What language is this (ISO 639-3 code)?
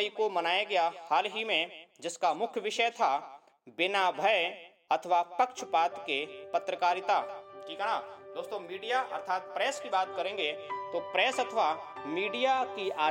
hin